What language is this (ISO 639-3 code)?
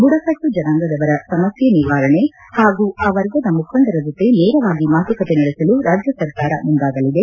kan